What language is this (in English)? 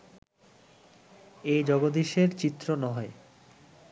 Bangla